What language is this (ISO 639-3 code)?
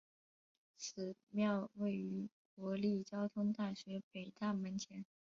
zho